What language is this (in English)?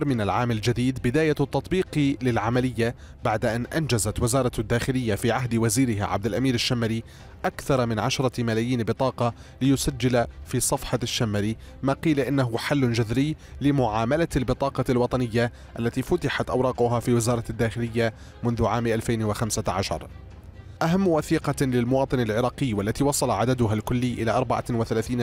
Arabic